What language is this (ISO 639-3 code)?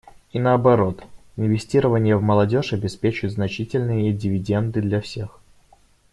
rus